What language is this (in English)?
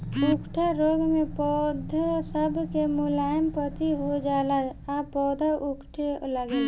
Bhojpuri